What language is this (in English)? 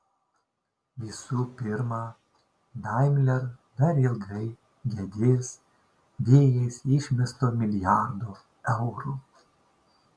Lithuanian